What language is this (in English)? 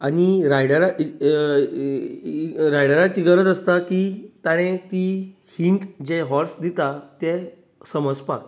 Konkani